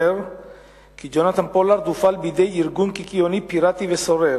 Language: Hebrew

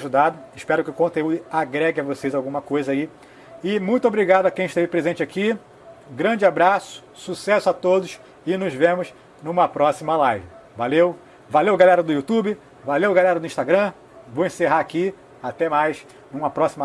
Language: Portuguese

